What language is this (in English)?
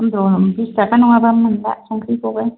Bodo